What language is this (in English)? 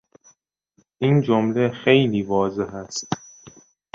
Persian